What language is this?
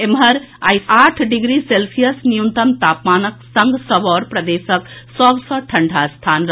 Maithili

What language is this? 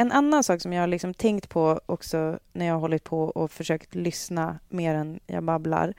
Swedish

